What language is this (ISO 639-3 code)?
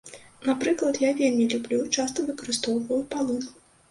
bel